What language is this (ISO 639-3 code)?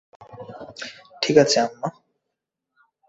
ben